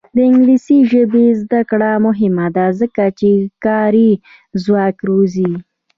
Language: Pashto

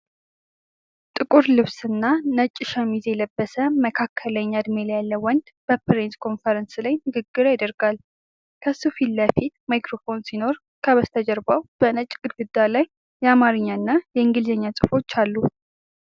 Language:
Amharic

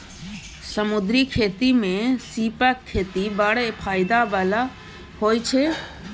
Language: Maithili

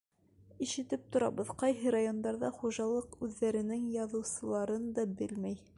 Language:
Bashkir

